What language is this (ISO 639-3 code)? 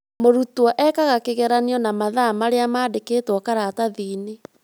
kik